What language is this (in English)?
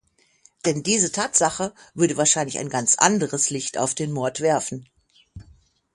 German